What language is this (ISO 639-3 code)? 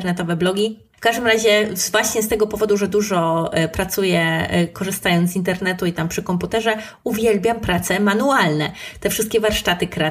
pol